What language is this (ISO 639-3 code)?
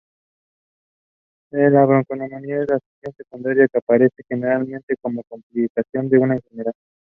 eng